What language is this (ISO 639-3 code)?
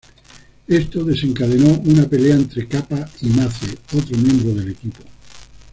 spa